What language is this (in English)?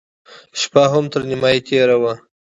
Pashto